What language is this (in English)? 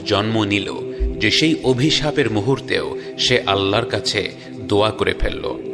Bangla